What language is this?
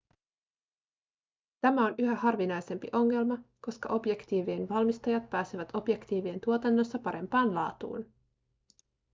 Finnish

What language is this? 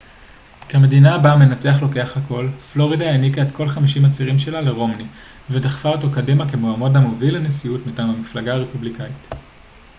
Hebrew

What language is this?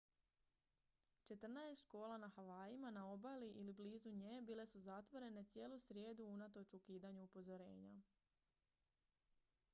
Croatian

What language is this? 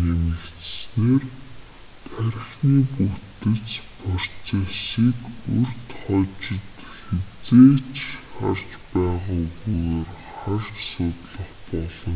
Mongolian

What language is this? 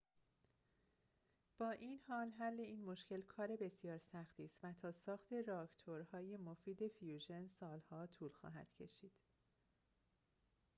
Persian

